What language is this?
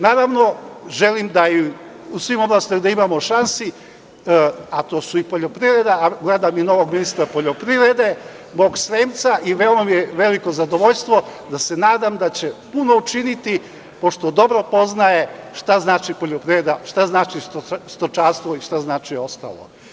Serbian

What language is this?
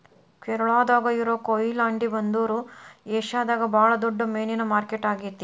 Kannada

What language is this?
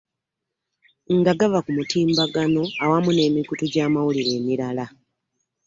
Ganda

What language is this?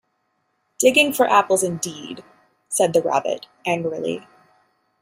English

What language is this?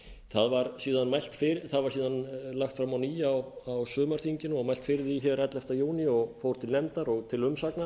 Icelandic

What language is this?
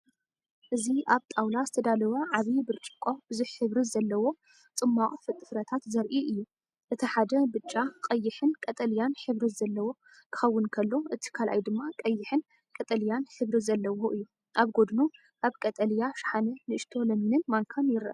Tigrinya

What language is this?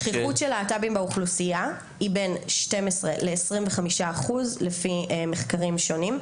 Hebrew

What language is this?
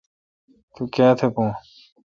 Kalkoti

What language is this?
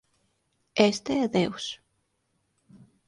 Galician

